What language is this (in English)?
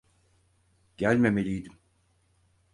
Turkish